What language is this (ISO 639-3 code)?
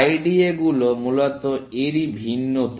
ben